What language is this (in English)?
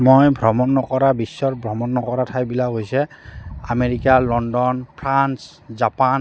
Assamese